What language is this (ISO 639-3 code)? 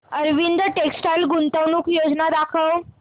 mar